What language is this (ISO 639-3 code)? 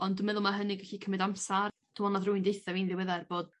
cym